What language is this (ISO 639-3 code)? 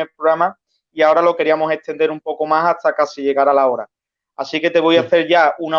spa